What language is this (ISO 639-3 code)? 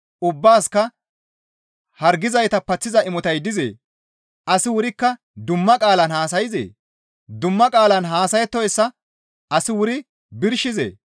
gmv